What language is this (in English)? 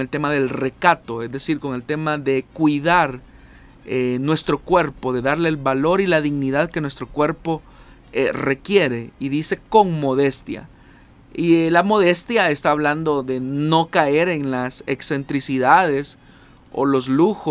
Spanish